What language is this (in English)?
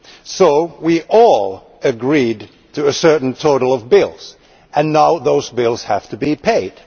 English